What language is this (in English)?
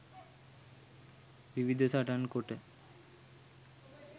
Sinhala